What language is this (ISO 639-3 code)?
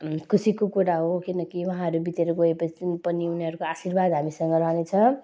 nep